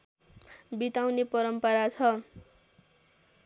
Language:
Nepali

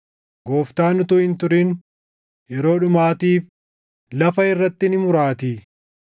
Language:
Oromo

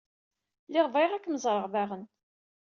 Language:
Kabyle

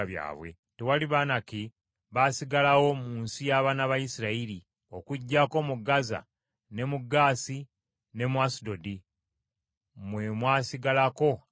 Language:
Ganda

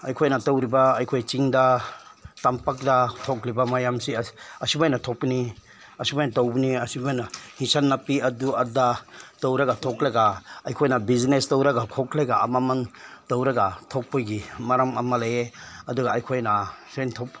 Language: Manipuri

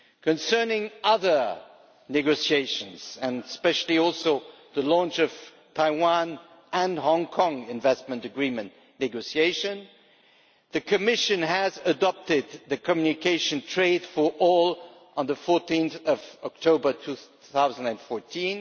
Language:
English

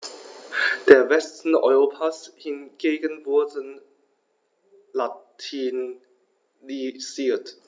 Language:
German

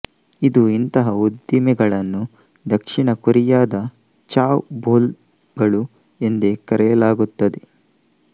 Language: Kannada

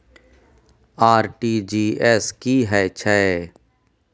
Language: Maithili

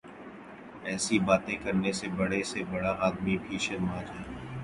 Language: Urdu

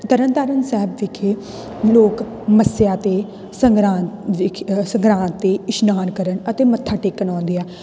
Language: Punjabi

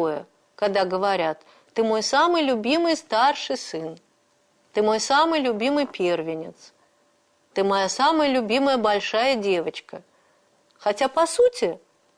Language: Russian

